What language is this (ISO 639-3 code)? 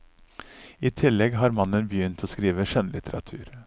nor